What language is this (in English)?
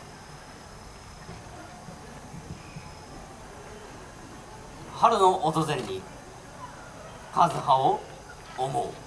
Japanese